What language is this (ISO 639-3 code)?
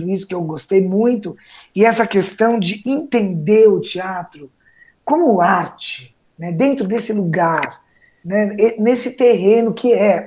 por